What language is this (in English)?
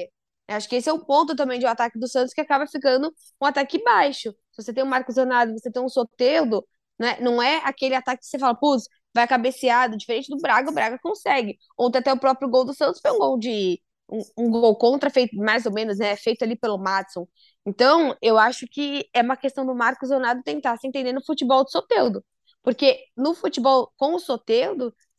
Portuguese